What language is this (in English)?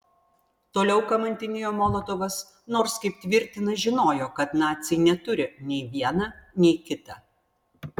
Lithuanian